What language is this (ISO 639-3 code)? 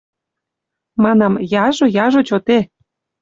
mrj